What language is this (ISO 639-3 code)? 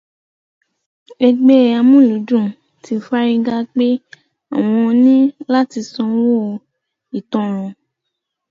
yor